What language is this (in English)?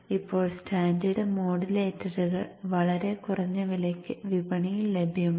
Malayalam